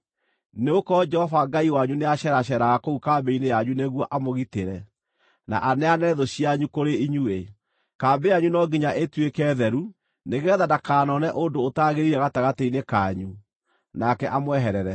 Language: Kikuyu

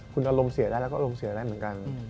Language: Thai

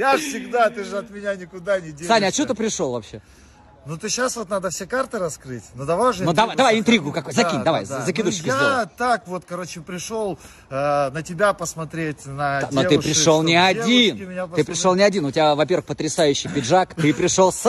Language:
Russian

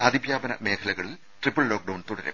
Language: Malayalam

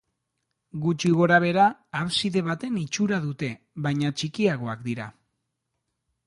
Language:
Basque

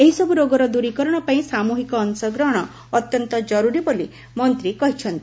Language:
Odia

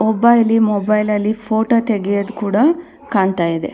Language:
Kannada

